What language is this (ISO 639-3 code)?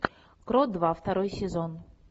rus